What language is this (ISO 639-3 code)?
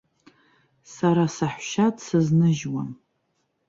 abk